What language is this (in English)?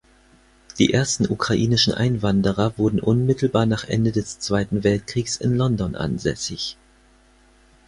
German